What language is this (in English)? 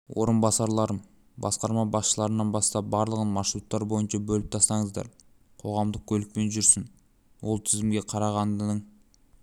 Kazakh